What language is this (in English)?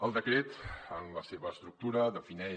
Catalan